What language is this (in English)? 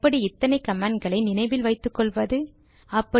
Tamil